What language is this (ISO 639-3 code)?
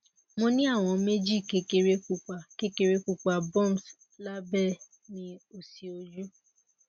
yor